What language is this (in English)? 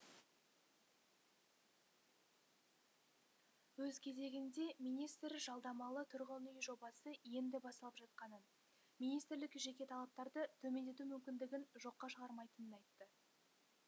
Kazakh